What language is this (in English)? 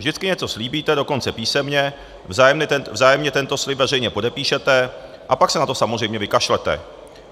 Czech